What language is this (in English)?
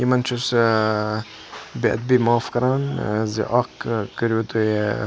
Kashmiri